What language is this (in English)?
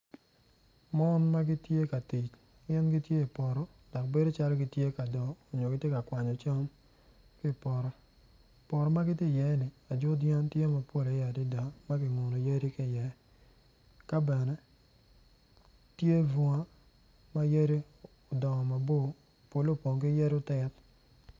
Acoli